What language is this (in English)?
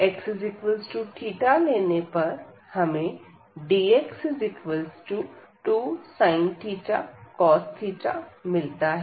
Hindi